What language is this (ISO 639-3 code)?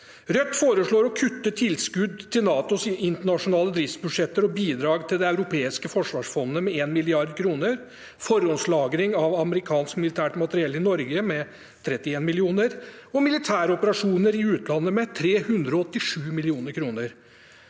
nor